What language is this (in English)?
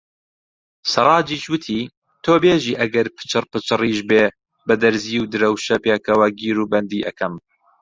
Central Kurdish